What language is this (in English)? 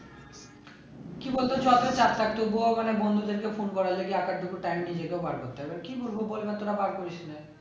Bangla